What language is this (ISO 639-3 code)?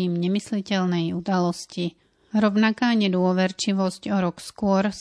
slk